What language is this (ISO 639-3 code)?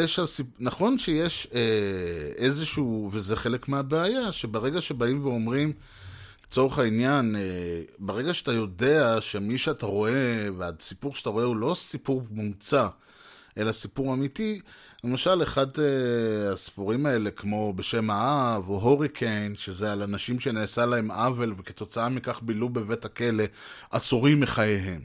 heb